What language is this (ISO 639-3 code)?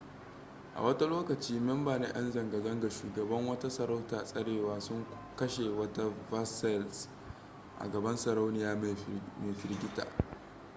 hau